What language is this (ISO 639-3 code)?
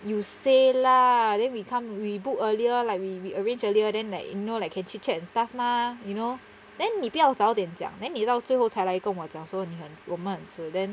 eng